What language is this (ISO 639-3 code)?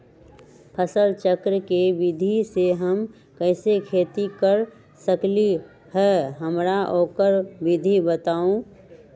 mag